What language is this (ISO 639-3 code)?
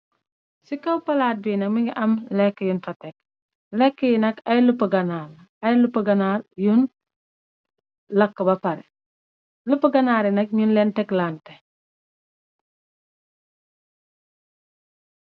wol